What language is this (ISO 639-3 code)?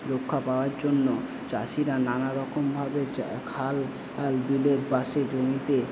ben